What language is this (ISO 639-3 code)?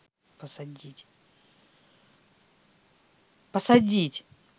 rus